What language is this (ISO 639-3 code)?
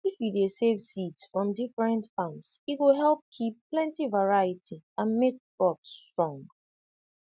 pcm